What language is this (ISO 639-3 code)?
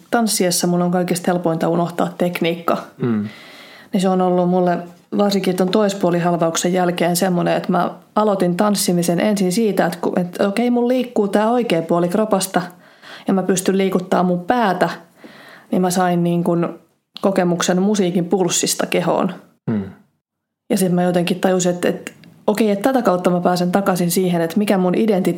fin